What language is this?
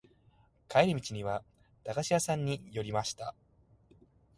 Japanese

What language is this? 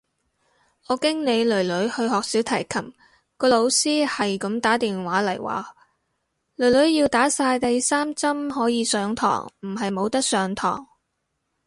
Cantonese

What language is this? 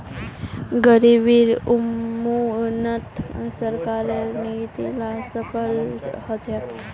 Magahi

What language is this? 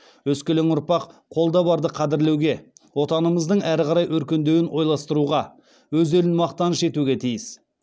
Kazakh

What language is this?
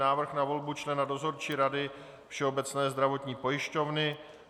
Czech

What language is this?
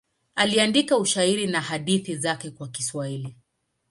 Swahili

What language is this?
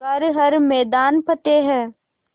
Hindi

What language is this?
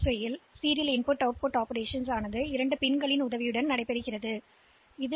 Tamil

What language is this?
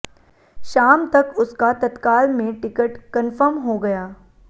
Hindi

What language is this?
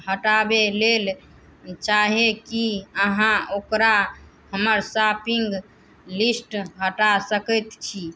Maithili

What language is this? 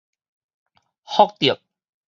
Min Nan Chinese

